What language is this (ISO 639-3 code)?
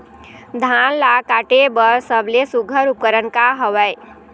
hne